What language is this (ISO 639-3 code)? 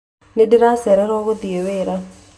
kik